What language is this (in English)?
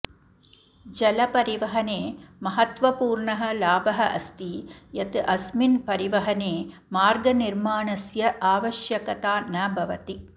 Sanskrit